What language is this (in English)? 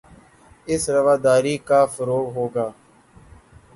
Urdu